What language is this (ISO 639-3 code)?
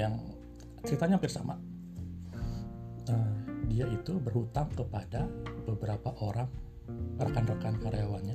ind